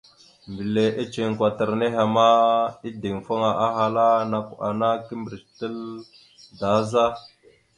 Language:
Mada (Cameroon)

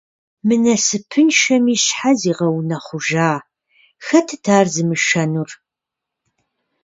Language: Kabardian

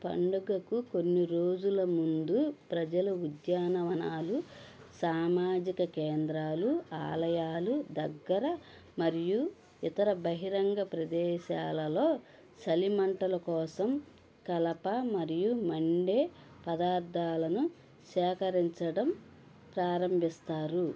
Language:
Telugu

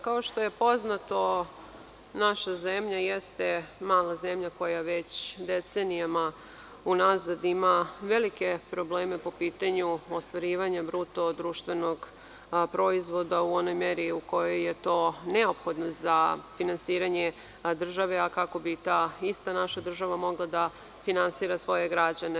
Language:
Serbian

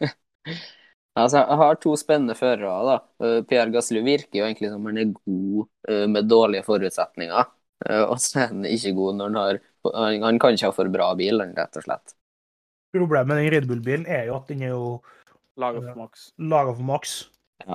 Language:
Danish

